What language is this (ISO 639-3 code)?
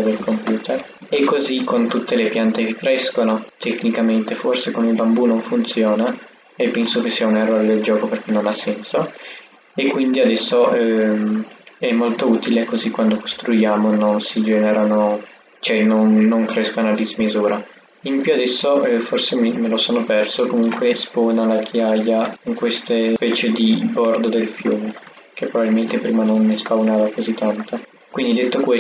ita